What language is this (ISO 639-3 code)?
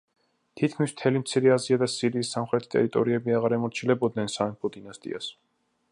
kat